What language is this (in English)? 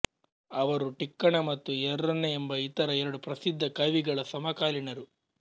Kannada